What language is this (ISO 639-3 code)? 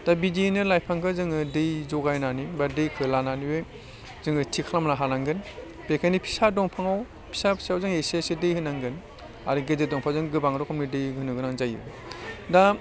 brx